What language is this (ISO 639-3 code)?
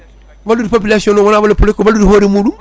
ful